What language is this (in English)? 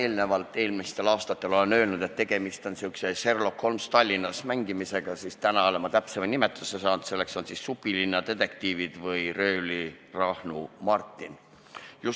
Estonian